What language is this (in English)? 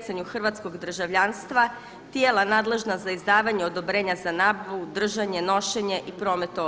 Croatian